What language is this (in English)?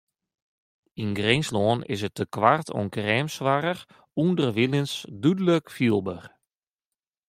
Western Frisian